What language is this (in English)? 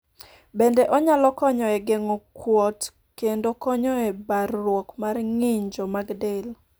Luo (Kenya and Tanzania)